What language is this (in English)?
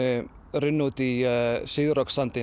Icelandic